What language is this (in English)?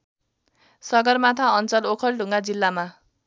Nepali